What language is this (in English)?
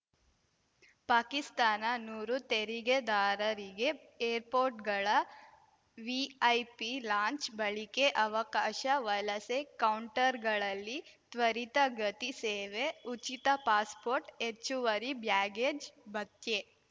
Kannada